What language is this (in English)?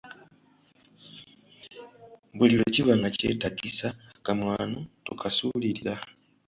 Ganda